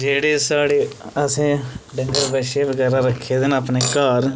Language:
Dogri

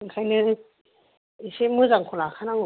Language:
Bodo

